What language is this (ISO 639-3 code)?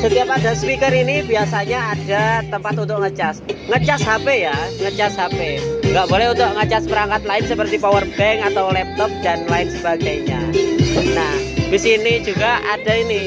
ind